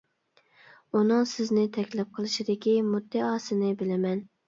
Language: Uyghur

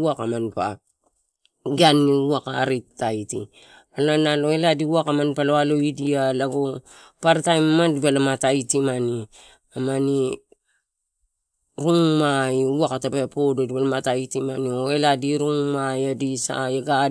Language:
Torau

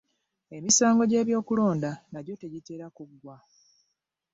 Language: Ganda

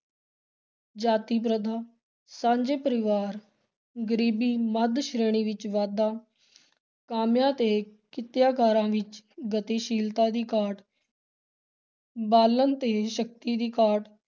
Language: Punjabi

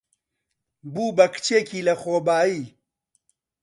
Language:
Central Kurdish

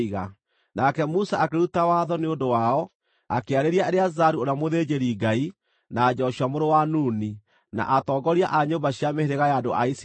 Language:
Kikuyu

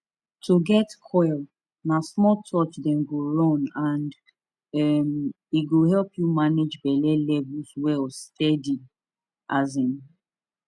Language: Nigerian Pidgin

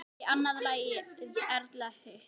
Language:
Icelandic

